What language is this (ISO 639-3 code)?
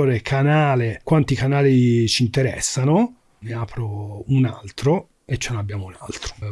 ita